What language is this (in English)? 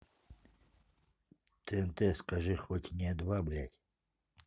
Russian